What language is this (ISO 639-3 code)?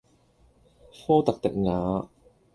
yue